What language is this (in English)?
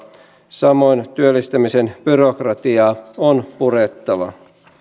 Finnish